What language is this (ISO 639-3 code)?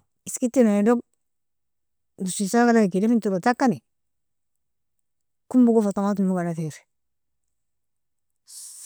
fia